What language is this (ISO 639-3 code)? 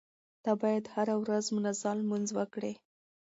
pus